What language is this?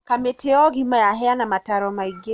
Kikuyu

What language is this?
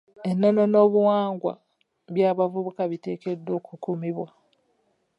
Ganda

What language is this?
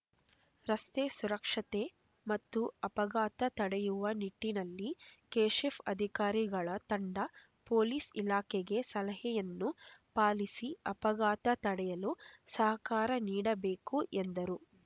Kannada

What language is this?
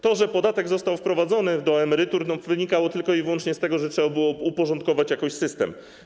Polish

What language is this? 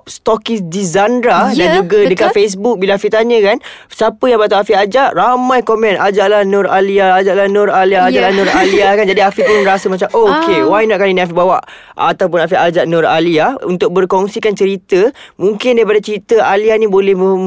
Malay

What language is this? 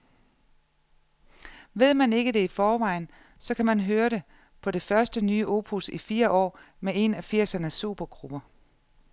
Danish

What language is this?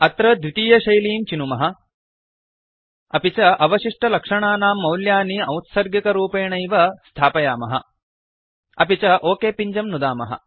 Sanskrit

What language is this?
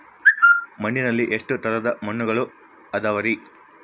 Kannada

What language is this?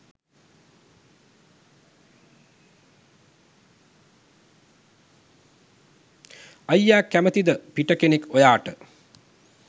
Sinhala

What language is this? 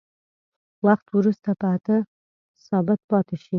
Pashto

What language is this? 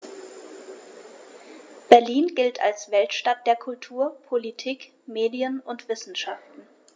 German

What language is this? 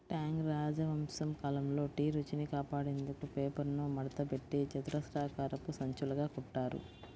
Telugu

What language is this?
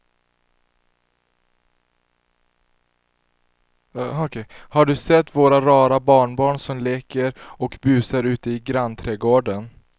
Swedish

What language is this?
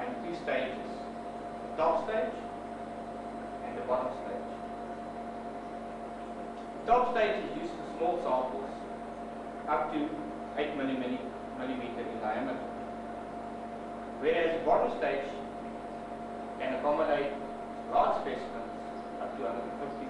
English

